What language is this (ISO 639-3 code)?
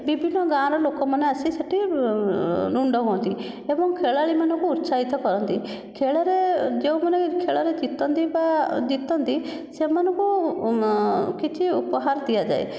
ori